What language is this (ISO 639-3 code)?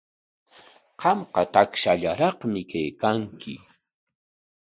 qwa